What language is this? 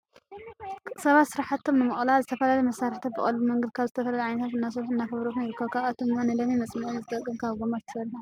Tigrinya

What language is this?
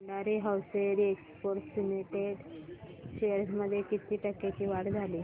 Marathi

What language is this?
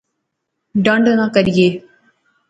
Pahari-Potwari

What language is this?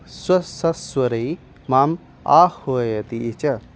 Sanskrit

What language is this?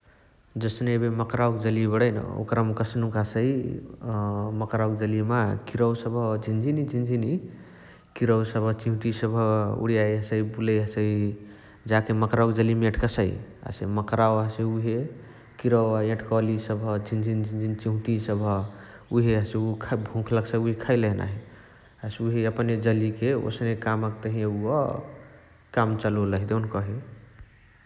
Chitwania Tharu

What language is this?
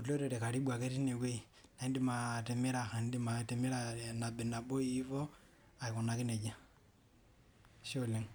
Masai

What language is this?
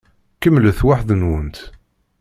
Kabyle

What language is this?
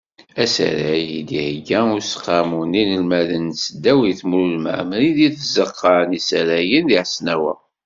Kabyle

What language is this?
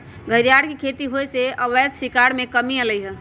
Magahi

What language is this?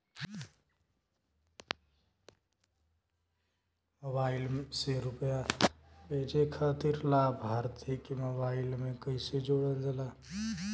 Bhojpuri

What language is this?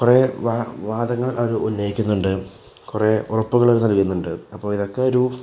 Malayalam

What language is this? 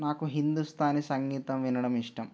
Telugu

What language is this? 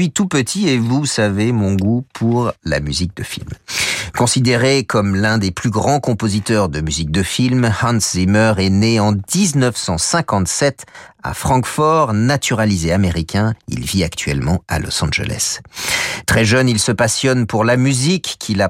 French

